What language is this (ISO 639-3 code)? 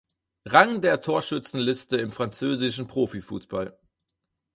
deu